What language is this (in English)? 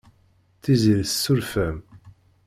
Kabyle